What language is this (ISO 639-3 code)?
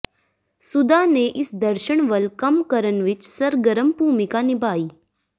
pan